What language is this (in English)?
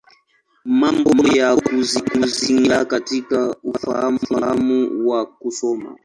Swahili